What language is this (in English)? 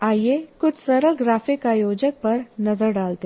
Hindi